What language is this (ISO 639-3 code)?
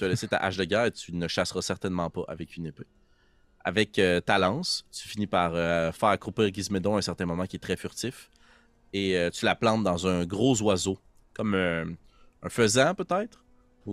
fra